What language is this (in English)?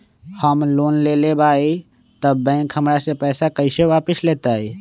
Magahi